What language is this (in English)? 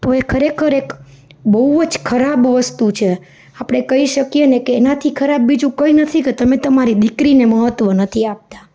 Gujarati